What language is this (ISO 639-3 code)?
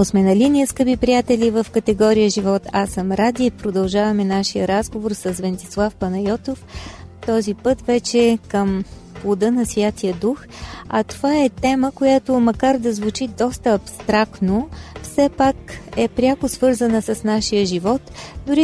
bul